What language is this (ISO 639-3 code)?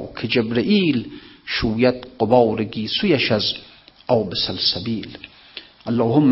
fas